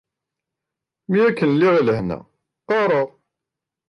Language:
Kabyle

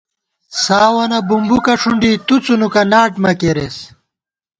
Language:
Gawar-Bati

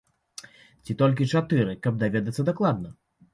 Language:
Belarusian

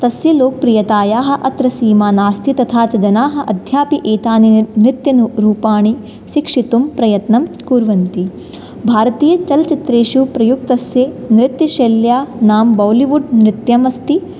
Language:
Sanskrit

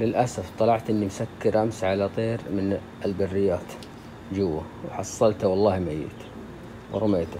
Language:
Arabic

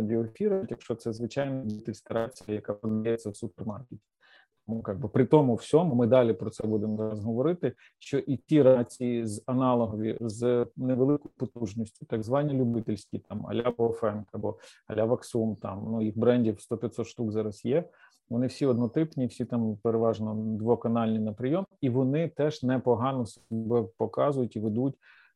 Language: Ukrainian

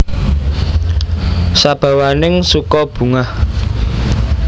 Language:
Javanese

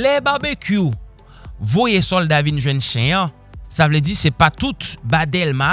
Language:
French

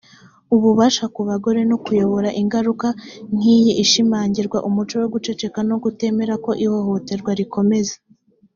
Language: Kinyarwanda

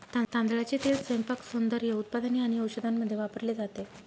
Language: Marathi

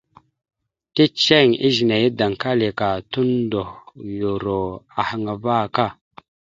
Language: Mada (Cameroon)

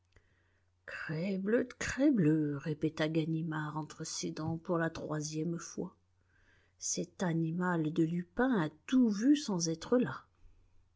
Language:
French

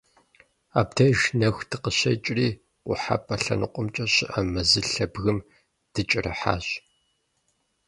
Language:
Kabardian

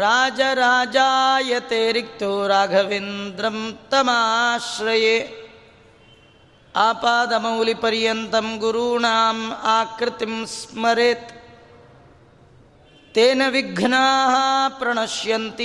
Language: Kannada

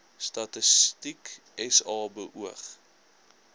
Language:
Afrikaans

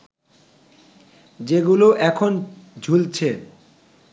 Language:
Bangla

